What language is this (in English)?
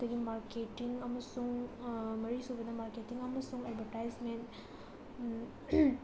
Manipuri